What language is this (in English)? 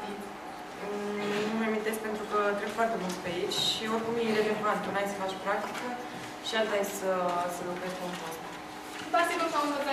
Romanian